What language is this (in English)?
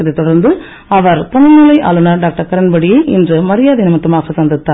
Tamil